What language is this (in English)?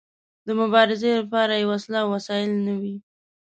Pashto